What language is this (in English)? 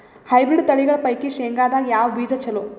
Kannada